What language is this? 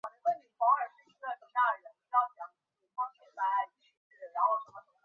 Chinese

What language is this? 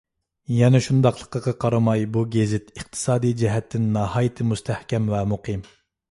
Uyghur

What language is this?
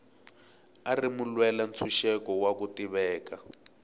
Tsonga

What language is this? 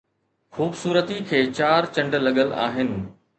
Sindhi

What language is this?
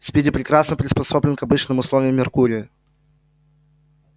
Russian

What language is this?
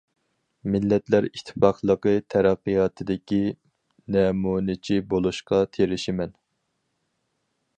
Uyghur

